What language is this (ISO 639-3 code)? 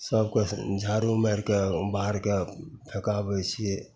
mai